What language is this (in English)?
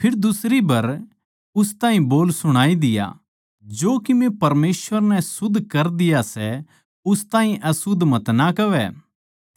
Haryanvi